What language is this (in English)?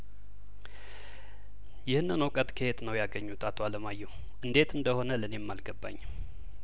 Amharic